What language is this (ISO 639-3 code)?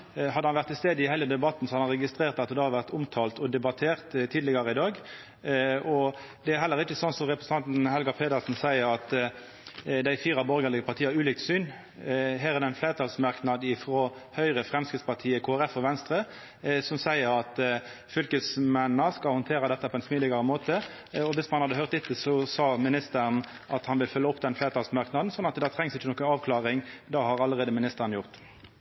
nor